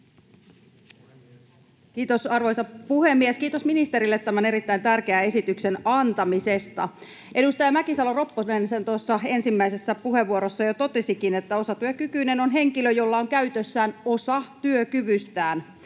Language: Finnish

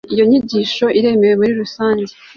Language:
Kinyarwanda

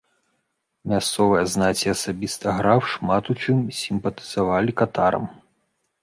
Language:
Belarusian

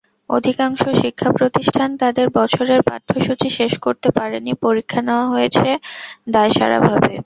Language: Bangla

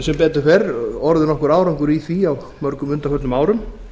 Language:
Icelandic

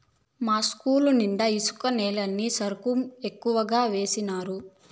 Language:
Telugu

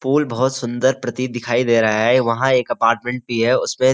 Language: Hindi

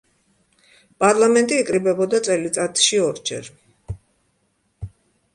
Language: Georgian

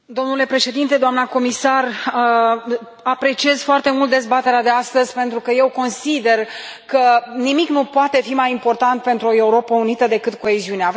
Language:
Romanian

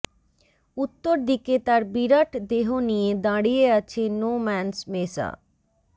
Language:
Bangla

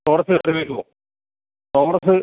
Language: Malayalam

